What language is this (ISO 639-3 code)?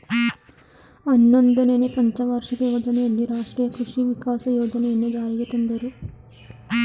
kan